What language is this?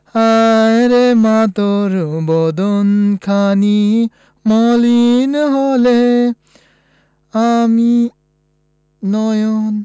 Bangla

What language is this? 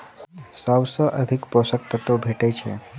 Maithili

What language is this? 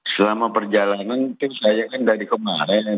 Indonesian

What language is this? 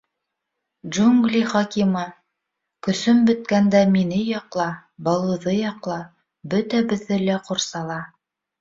Bashkir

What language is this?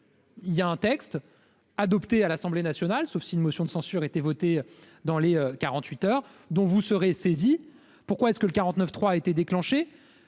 French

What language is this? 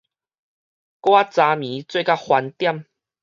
Min Nan Chinese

